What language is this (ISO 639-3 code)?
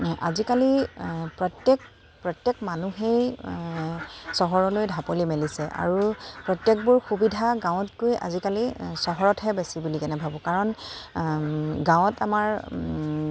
asm